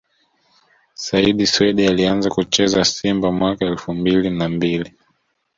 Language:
Swahili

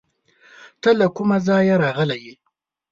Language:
Pashto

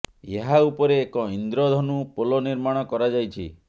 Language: Odia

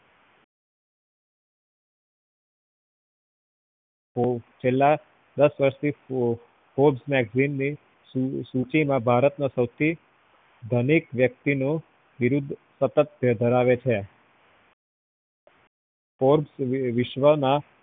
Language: Gujarati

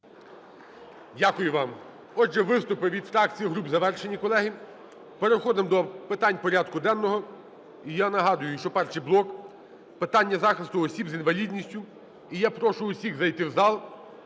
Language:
Ukrainian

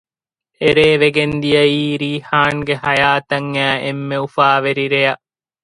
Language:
Divehi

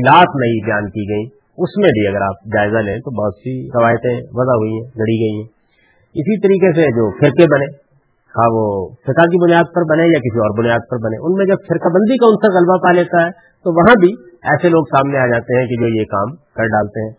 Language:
Urdu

